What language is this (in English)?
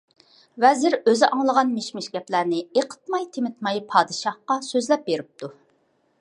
Uyghur